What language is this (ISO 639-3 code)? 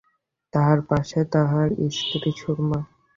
ben